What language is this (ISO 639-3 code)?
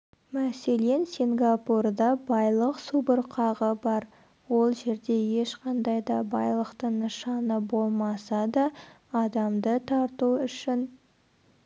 kaz